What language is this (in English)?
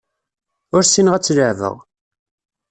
Kabyle